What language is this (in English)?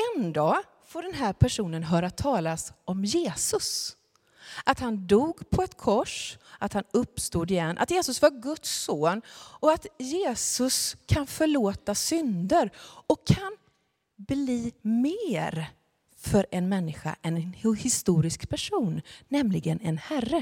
Swedish